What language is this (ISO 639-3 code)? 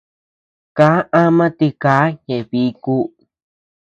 cux